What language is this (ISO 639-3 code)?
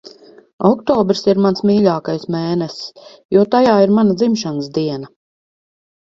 lav